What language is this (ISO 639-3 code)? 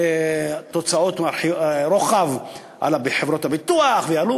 heb